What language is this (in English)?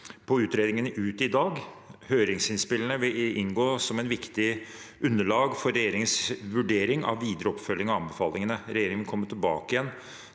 Norwegian